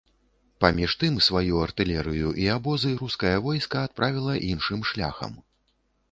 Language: Belarusian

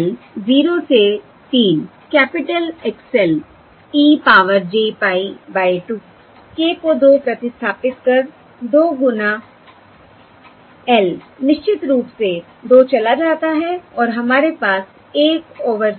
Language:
Hindi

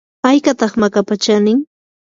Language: Yanahuanca Pasco Quechua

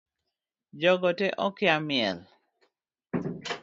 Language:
Luo (Kenya and Tanzania)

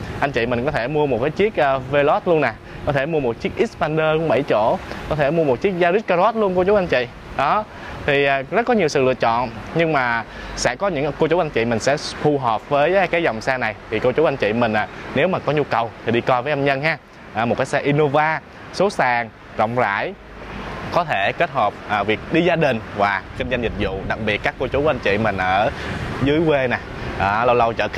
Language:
Vietnamese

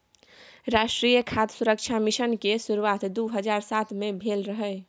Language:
Maithili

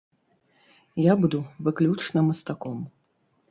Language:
Belarusian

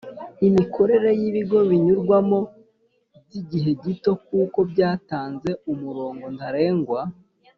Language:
Kinyarwanda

